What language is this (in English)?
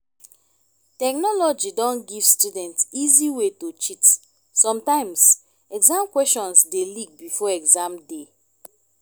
Nigerian Pidgin